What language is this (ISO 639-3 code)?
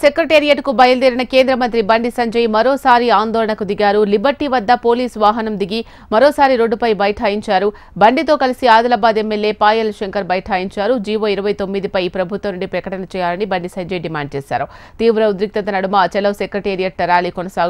ara